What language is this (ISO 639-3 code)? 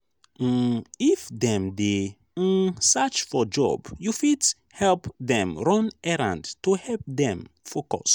pcm